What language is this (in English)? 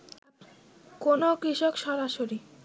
Bangla